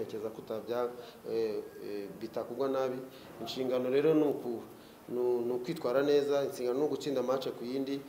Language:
Romanian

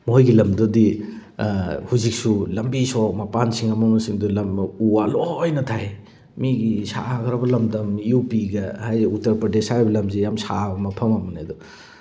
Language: Manipuri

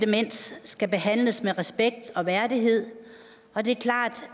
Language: Danish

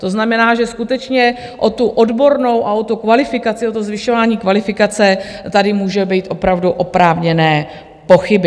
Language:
Czech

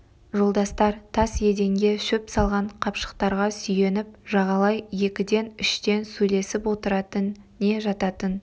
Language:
Kazakh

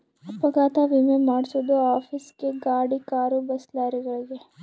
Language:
Kannada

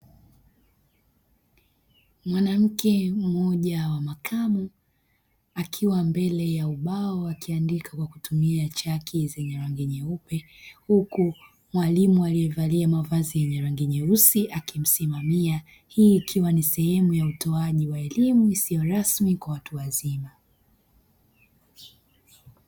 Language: Swahili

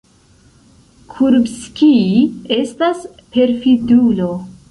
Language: Esperanto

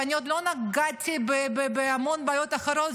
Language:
Hebrew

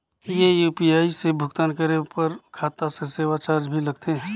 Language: Chhattisgarhi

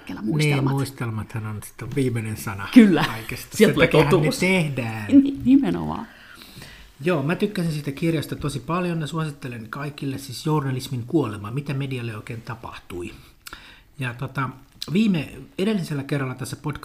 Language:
Finnish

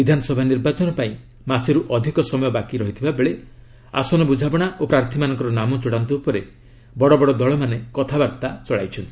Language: Odia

